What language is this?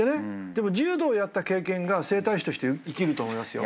Japanese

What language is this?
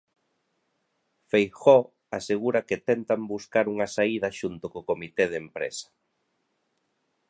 Galician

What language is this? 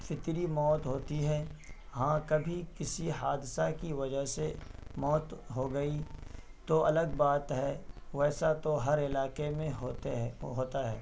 Urdu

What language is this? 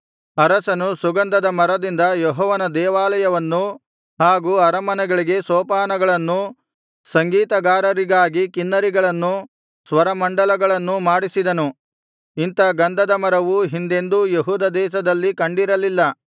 Kannada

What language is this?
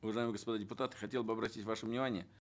Kazakh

